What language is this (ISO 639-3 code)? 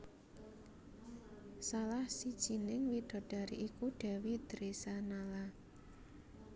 jav